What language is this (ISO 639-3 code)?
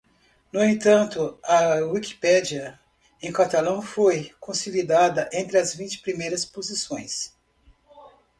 por